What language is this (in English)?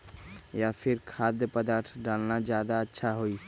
Magahi